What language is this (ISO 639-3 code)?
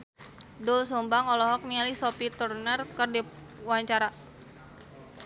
sun